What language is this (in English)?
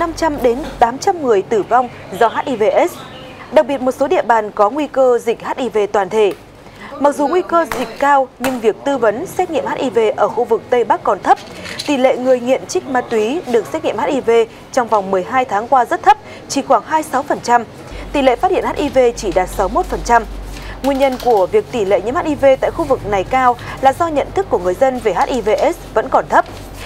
Vietnamese